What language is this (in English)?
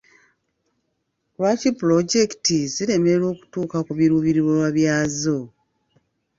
Ganda